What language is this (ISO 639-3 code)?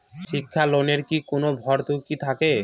ben